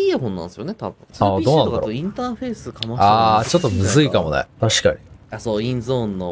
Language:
Japanese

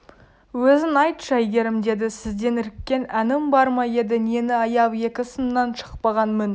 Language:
Kazakh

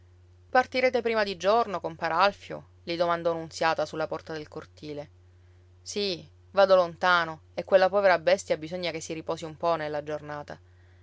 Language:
Italian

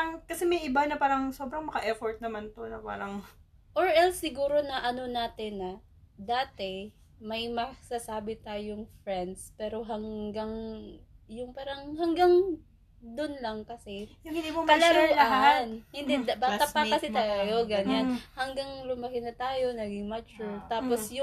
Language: Filipino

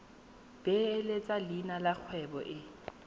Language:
Tswana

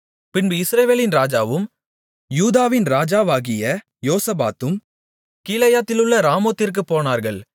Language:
Tamil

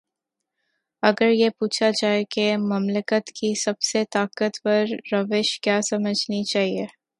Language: Urdu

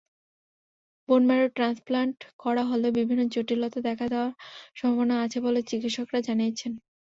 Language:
Bangla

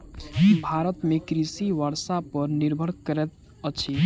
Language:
Maithili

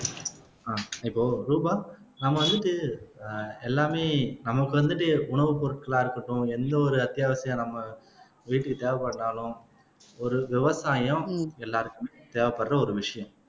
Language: Tamil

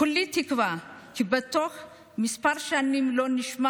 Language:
Hebrew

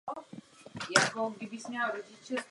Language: Czech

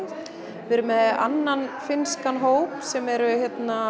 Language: Icelandic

